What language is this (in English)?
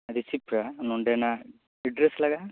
Santali